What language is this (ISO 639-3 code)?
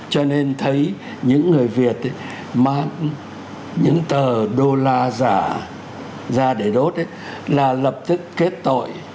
vie